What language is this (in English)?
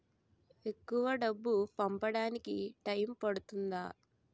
Telugu